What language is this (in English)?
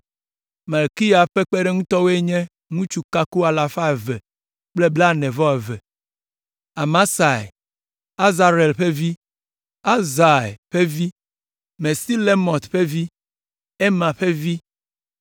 Ewe